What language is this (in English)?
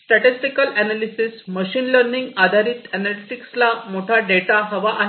Marathi